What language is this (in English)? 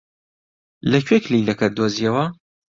Central Kurdish